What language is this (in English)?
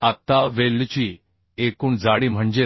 Marathi